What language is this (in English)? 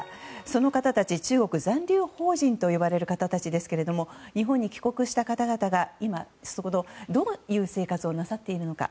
Japanese